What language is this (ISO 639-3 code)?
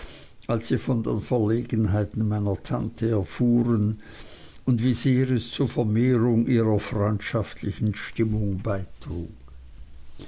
deu